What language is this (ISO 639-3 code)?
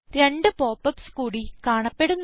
mal